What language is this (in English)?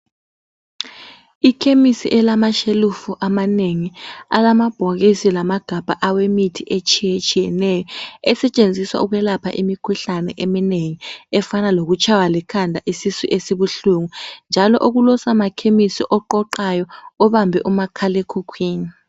North Ndebele